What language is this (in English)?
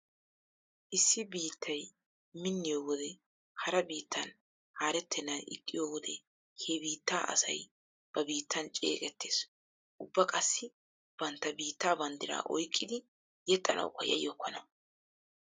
Wolaytta